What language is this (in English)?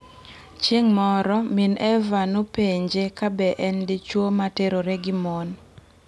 Luo (Kenya and Tanzania)